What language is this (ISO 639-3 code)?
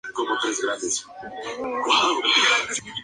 spa